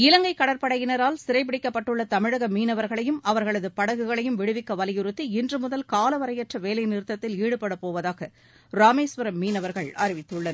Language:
Tamil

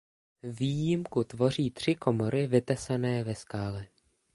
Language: Czech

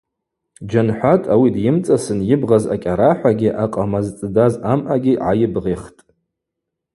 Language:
Abaza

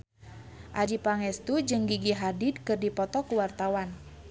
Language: Sundanese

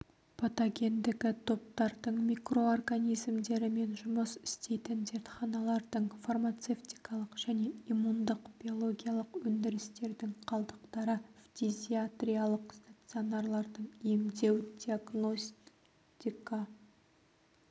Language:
Kazakh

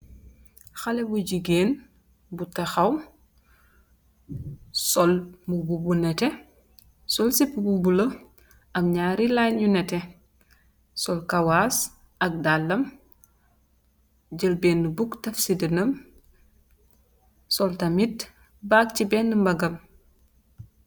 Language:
Wolof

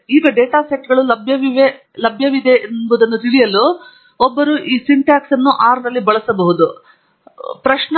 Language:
Kannada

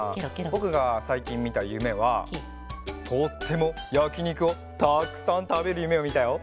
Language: Japanese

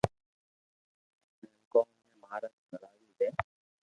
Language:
Loarki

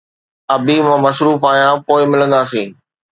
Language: Sindhi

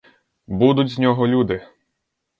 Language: Ukrainian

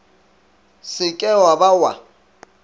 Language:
Northern Sotho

